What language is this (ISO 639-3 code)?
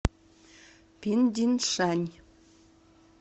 rus